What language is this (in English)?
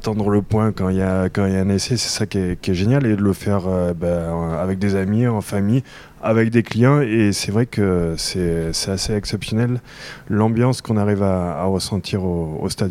French